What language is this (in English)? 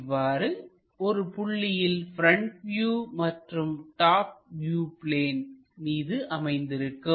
Tamil